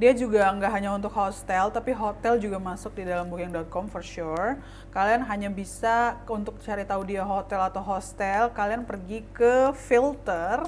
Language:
Indonesian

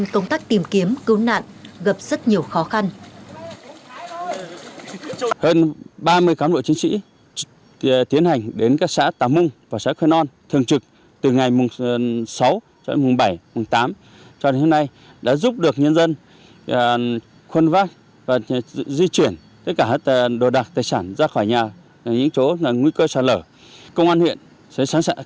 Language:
Vietnamese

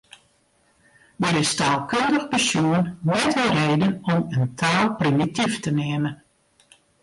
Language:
Western Frisian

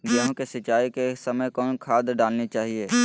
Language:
Magahi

